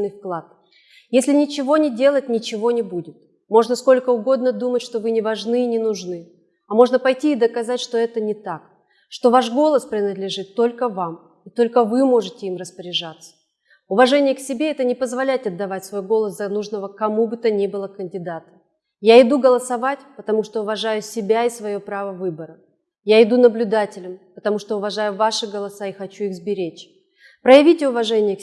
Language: Russian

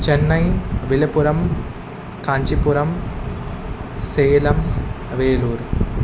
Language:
Sanskrit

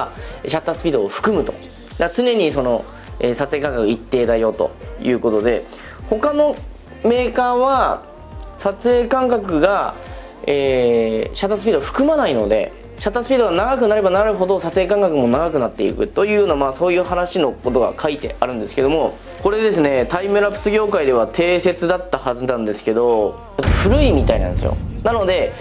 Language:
Japanese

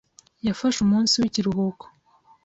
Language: Kinyarwanda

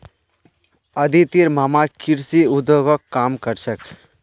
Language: Magahi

